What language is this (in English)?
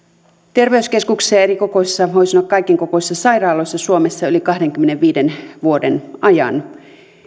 Finnish